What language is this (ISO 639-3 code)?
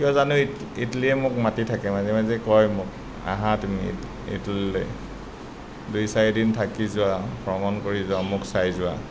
asm